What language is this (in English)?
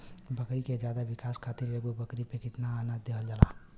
Bhojpuri